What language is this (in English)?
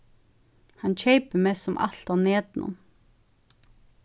Faroese